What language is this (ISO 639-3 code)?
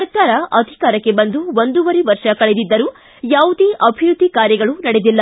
kan